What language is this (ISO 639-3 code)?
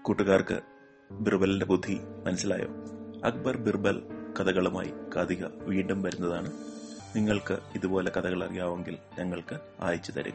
mal